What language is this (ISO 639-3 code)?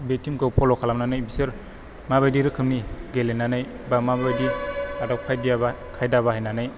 brx